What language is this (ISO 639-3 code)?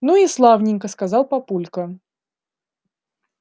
rus